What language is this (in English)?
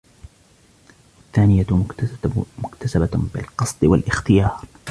Arabic